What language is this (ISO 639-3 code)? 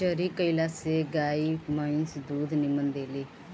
bho